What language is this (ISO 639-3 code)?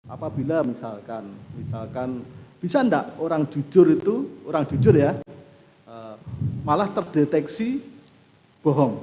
ind